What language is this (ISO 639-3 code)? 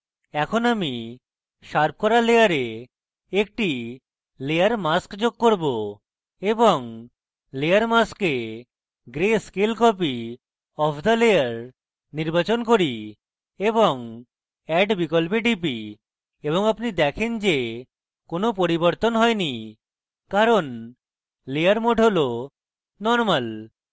ben